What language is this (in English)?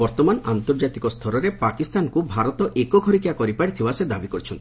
Odia